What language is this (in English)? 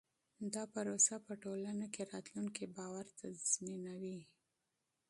Pashto